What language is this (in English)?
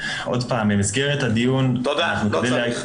Hebrew